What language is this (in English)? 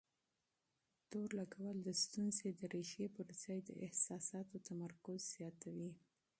Pashto